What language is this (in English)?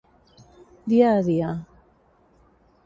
Catalan